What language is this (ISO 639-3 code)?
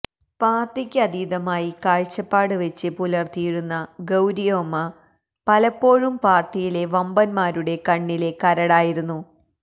mal